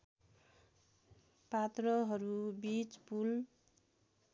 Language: Nepali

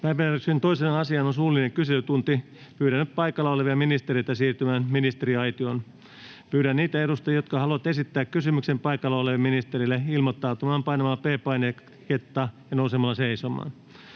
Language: Finnish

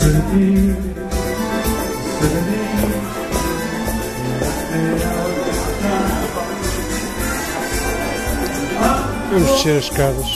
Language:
Portuguese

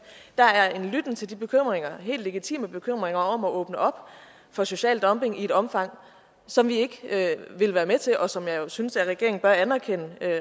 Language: Danish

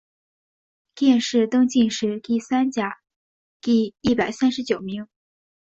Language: Chinese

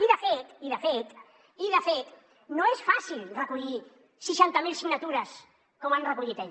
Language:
Catalan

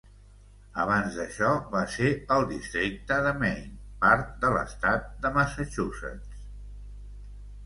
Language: Catalan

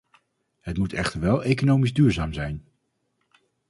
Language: Dutch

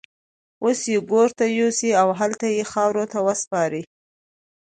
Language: Pashto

